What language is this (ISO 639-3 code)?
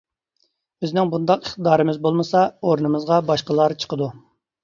uig